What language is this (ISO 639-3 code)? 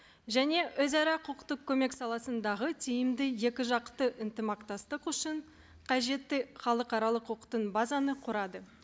kaz